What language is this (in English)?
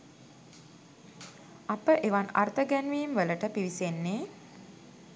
Sinhala